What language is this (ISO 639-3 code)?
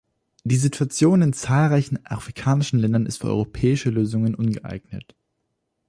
deu